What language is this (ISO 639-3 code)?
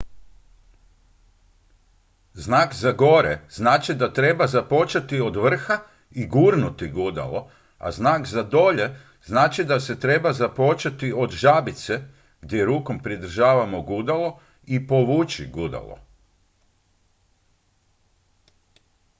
hrv